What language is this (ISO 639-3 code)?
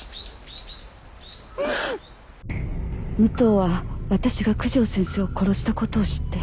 jpn